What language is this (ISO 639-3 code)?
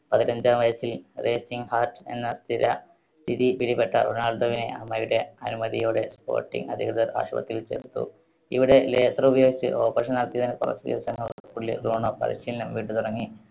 mal